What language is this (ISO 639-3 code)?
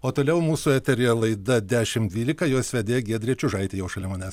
lit